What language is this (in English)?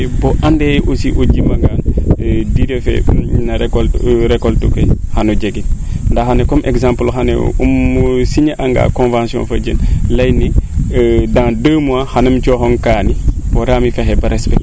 Serer